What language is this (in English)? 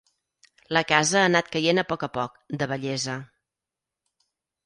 Catalan